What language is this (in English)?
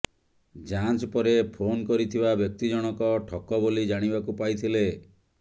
Odia